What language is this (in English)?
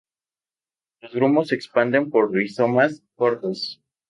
Spanish